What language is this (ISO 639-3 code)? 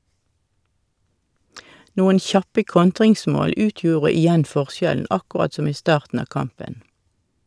nor